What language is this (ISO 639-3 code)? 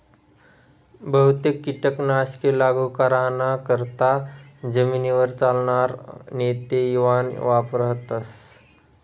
mar